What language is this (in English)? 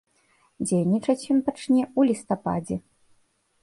Belarusian